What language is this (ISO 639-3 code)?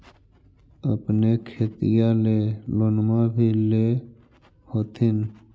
mag